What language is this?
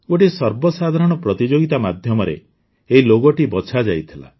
Odia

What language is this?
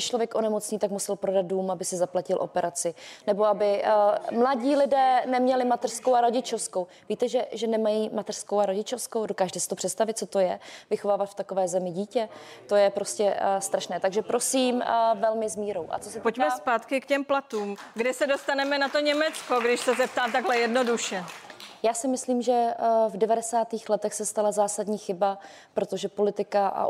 Czech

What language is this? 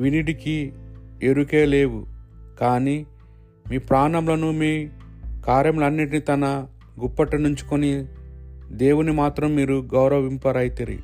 Telugu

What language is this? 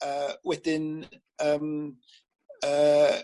Welsh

